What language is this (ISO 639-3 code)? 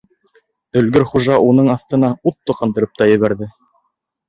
bak